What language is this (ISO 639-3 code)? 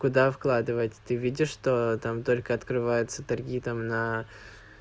rus